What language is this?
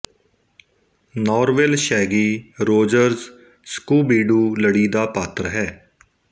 Punjabi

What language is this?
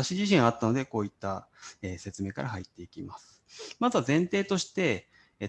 Japanese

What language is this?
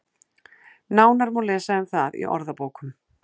Icelandic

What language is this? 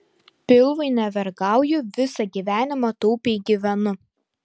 Lithuanian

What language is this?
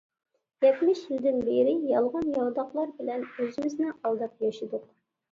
Uyghur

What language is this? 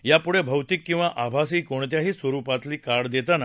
Marathi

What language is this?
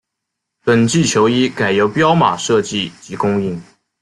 Chinese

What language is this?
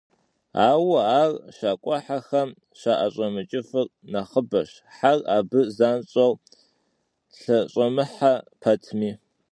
Kabardian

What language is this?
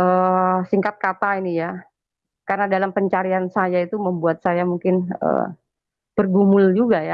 Indonesian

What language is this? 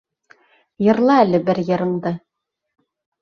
Bashkir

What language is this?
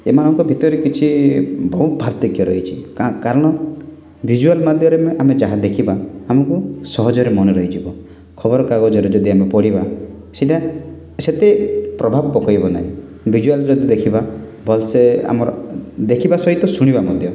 Odia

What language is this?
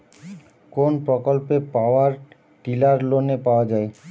Bangla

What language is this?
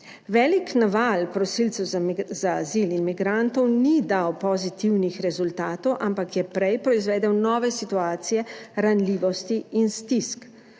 Slovenian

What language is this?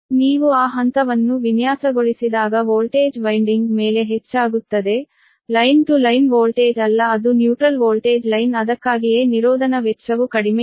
Kannada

